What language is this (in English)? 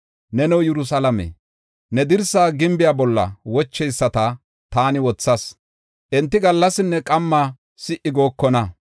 Gofa